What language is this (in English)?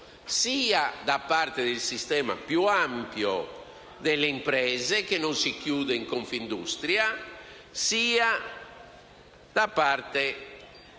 Italian